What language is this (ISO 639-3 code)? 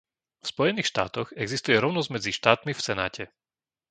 slk